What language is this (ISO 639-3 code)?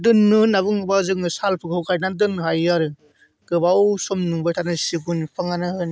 brx